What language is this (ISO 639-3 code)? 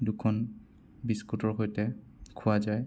asm